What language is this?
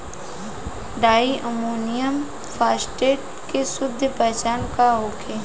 Bhojpuri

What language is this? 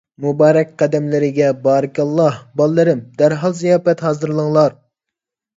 Uyghur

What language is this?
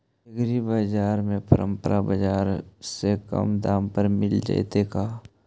Magahi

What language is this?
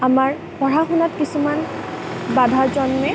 Assamese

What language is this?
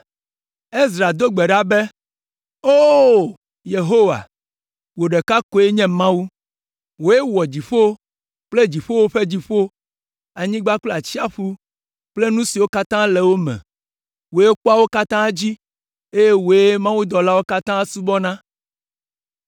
Ewe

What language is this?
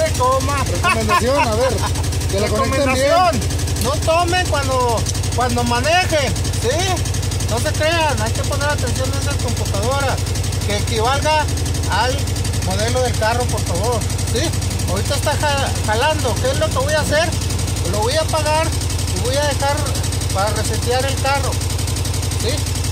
Spanish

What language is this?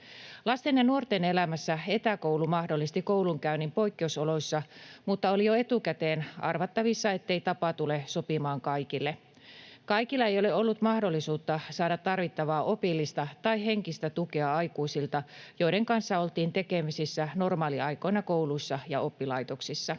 Finnish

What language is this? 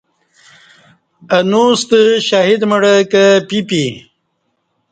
Kati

